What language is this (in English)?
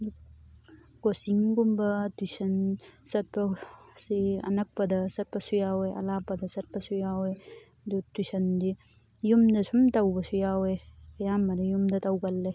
Manipuri